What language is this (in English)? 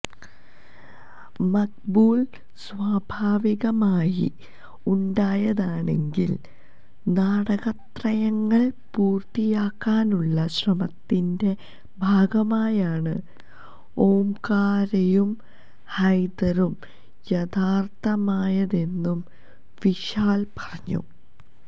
Malayalam